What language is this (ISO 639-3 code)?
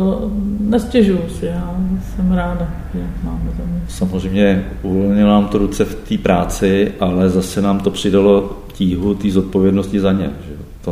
ces